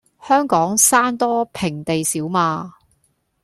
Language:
Cantonese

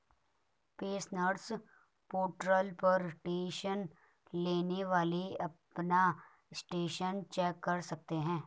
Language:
Hindi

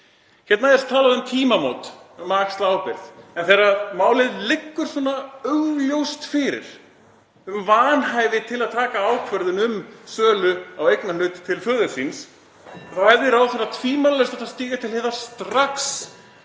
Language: Icelandic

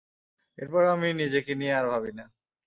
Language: Bangla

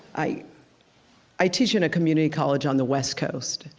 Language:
English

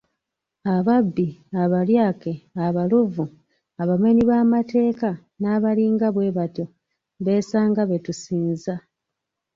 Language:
Ganda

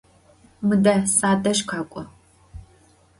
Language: Adyghe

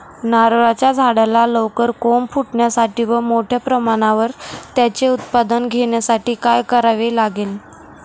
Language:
Marathi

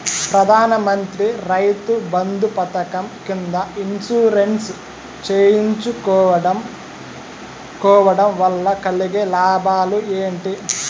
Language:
Telugu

